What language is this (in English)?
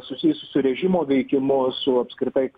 Lithuanian